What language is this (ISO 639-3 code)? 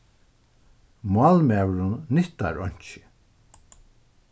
fao